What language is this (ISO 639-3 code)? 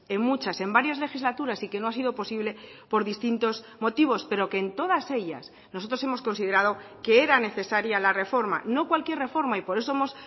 spa